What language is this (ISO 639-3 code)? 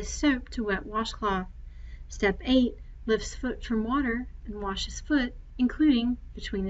eng